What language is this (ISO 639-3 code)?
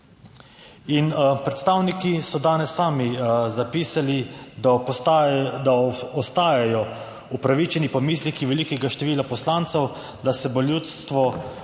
slv